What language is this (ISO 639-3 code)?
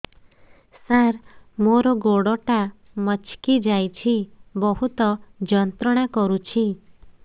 ori